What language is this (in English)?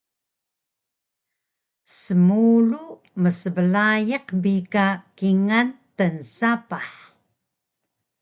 Taroko